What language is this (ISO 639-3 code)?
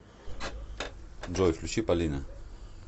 rus